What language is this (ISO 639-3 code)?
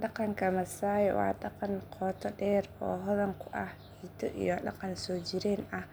som